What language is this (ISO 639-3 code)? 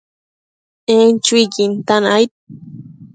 mcf